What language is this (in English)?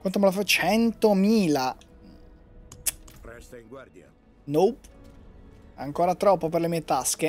Italian